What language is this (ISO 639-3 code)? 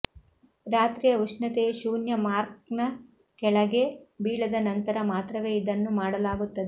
kan